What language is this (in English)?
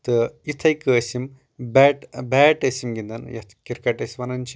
Kashmiri